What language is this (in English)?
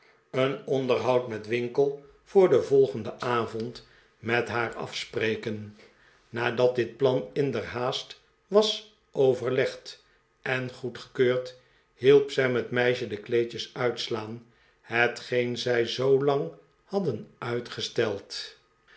Dutch